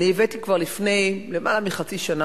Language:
Hebrew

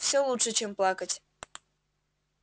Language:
Russian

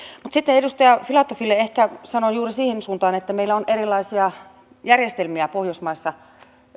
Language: Finnish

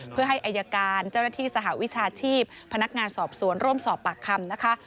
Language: Thai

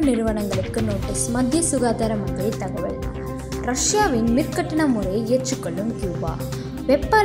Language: Romanian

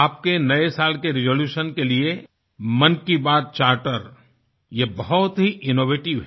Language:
Hindi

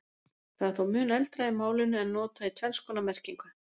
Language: Icelandic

